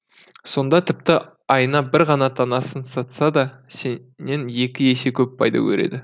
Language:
Kazakh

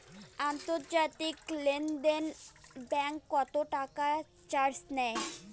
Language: Bangla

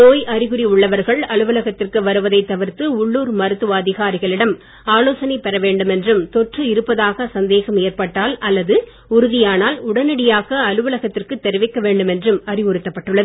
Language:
Tamil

